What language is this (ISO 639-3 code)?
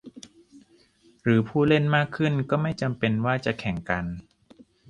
tha